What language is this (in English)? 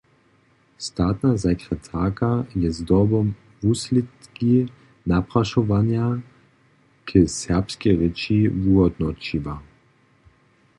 Upper Sorbian